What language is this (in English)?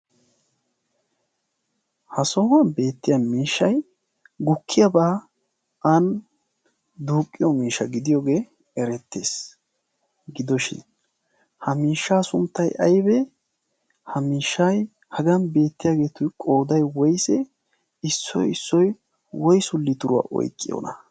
Wolaytta